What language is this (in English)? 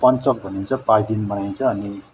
Nepali